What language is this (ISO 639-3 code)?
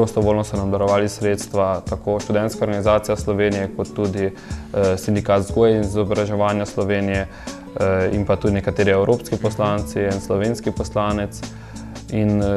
ron